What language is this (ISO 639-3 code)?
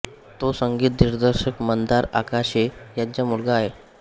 mar